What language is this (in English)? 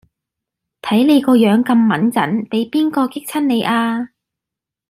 Cantonese